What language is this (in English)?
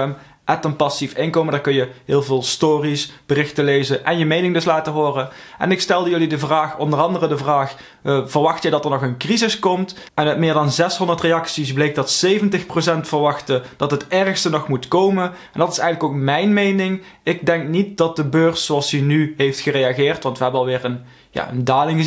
Dutch